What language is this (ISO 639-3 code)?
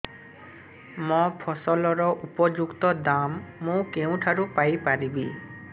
ori